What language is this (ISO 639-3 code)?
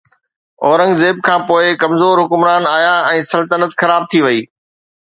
snd